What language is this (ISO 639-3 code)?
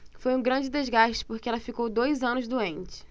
por